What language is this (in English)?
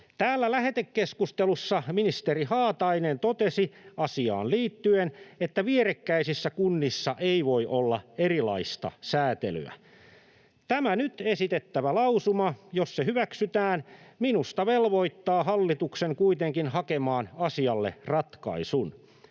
Finnish